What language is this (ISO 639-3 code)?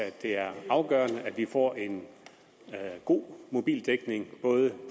dan